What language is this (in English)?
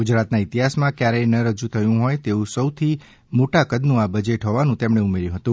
Gujarati